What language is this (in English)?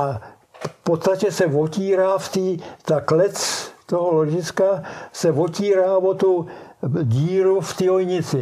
Czech